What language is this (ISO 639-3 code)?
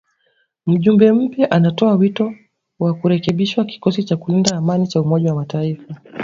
swa